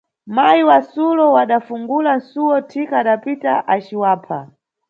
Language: Nyungwe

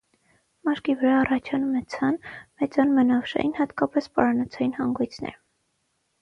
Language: Armenian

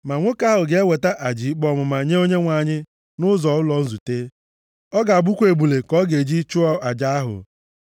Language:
Igbo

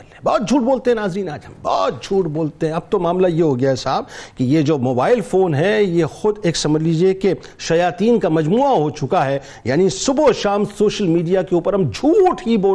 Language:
Urdu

